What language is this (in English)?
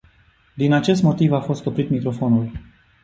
Romanian